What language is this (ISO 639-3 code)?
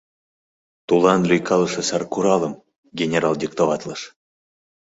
chm